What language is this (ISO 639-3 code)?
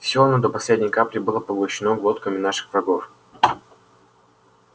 rus